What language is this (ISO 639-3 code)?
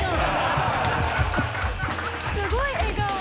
jpn